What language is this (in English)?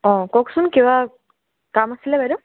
Assamese